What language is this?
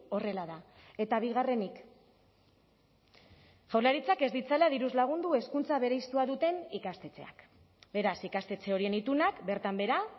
Basque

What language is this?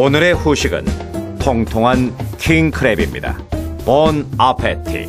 Korean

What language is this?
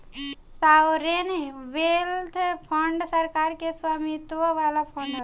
Bhojpuri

